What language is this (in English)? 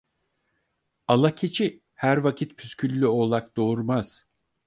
Turkish